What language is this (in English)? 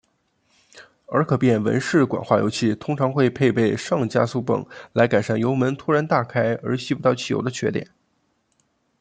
Chinese